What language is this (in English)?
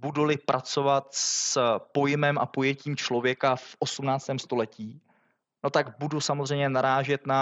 Czech